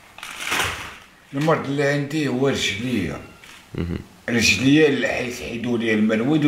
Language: Arabic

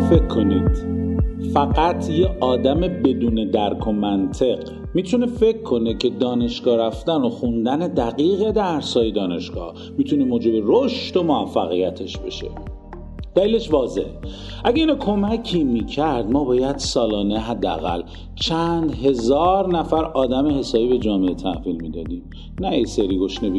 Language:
Persian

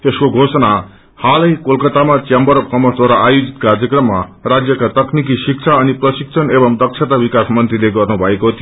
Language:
Nepali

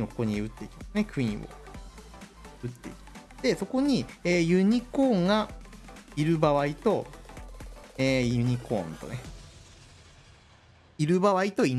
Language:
Japanese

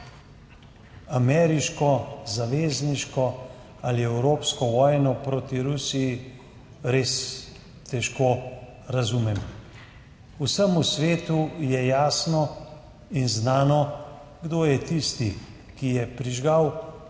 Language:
Slovenian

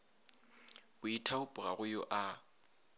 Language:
Northern Sotho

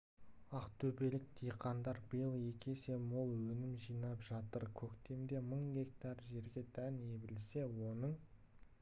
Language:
Kazakh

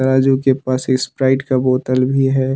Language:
Hindi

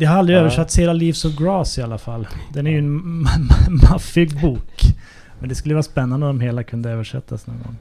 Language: Swedish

